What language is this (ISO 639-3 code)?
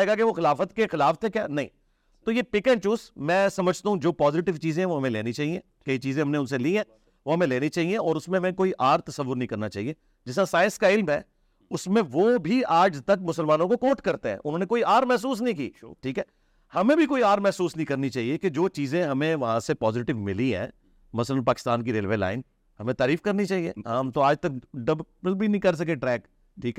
urd